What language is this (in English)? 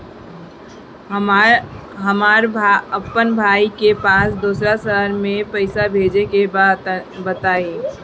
Bhojpuri